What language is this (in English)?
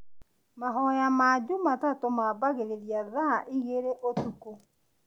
Kikuyu